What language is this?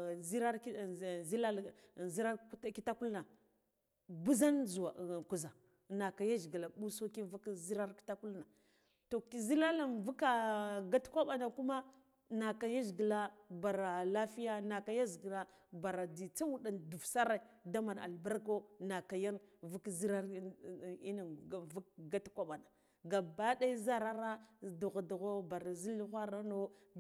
Guduf-Gava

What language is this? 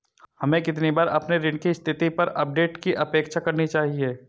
Hindi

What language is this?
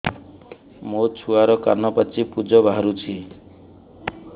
Odia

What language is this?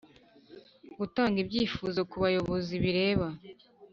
Kinyarwanda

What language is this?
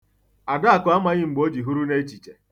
Igbo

